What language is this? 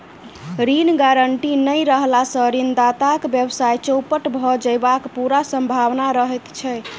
Maithili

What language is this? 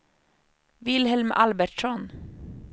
Swedish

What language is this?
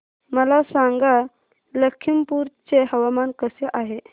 Marathi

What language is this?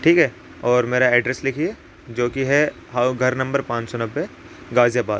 Urdu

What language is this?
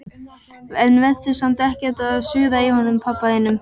Icelandic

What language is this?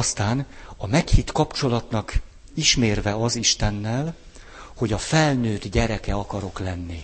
Hungarian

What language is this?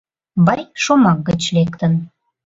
Mari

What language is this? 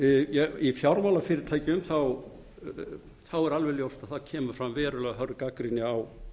Icelandic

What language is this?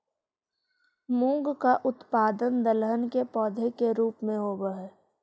Magahi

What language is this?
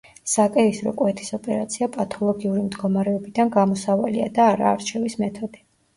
Georgian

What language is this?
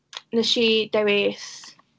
Welsh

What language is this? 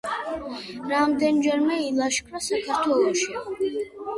Georgian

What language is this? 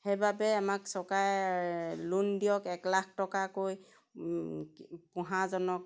Assamese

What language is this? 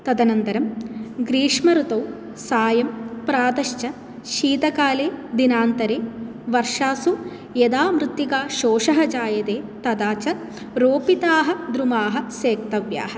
Sanskrit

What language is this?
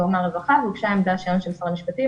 Hebrew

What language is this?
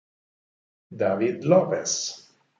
Italian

